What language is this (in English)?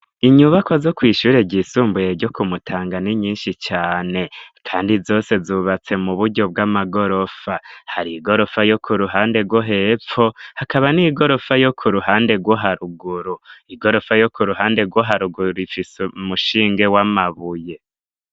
Rundi